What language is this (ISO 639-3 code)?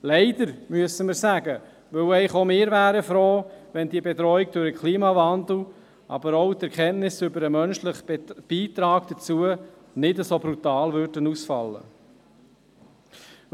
gsw